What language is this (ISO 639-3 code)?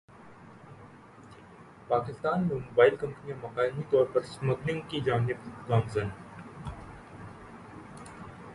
urd